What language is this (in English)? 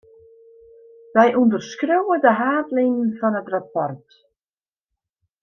Western Frisian